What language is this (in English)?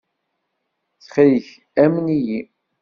Kabyle